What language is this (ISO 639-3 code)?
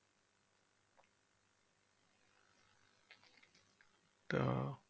ben